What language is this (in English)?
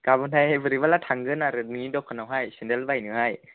Bodo